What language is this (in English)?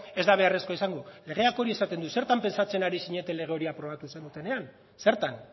Basque